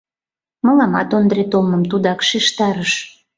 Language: Mari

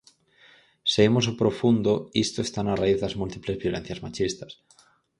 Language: Galician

